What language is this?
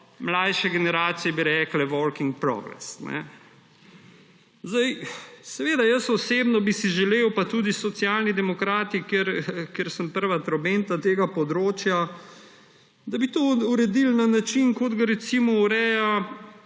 Slovenian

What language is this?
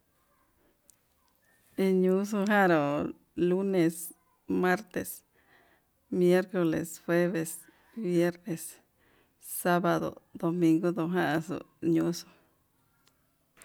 Yutanduchi Mixtec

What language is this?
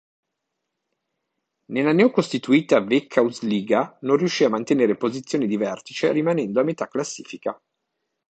Italian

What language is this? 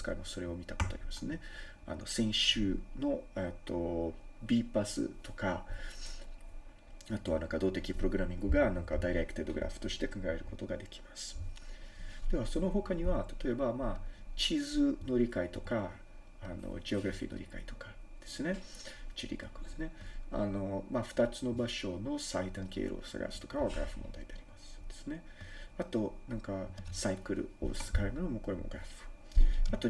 Japanese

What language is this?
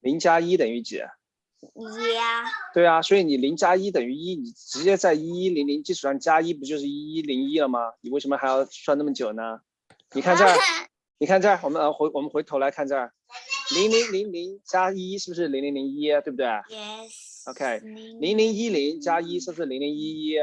Chinese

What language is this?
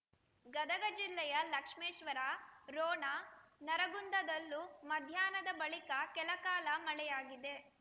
Kannada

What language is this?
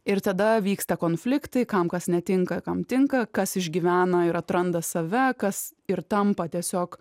Lithuanian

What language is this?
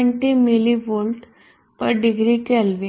Gujarati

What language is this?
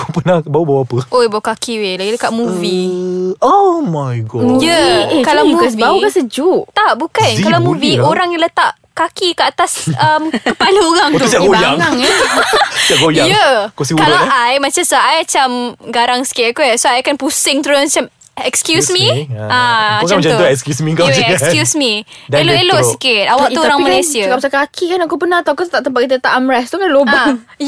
Malay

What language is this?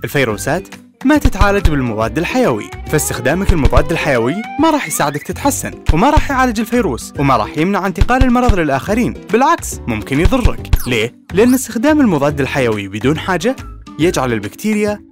Arabic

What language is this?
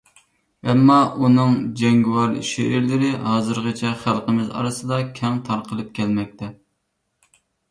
Uyghur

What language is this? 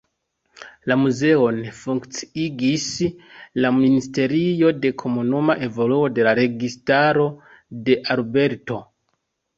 Esperanto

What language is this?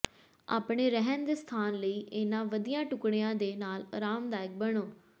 Punjabi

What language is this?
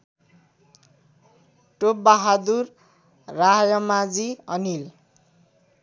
Nepali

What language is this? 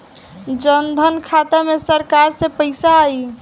Bhojpuri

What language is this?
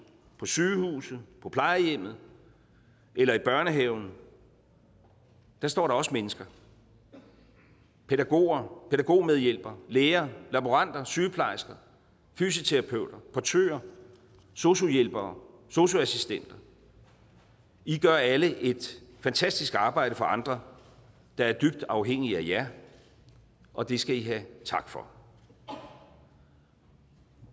Danish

